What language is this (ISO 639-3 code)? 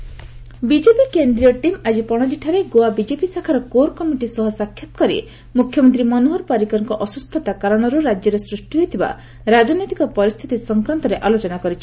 ori